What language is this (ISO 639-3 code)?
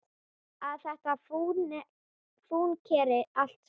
isl